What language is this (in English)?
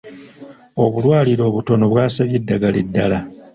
Ganda